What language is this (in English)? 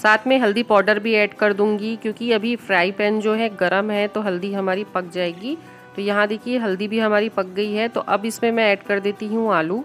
Hindi